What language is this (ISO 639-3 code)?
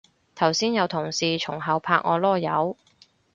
yue